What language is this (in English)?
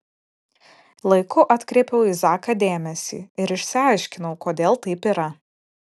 Lithuanian